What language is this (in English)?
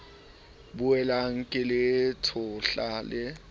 Southern Sotho